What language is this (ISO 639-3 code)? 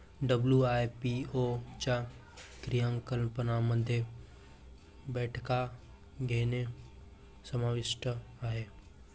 mar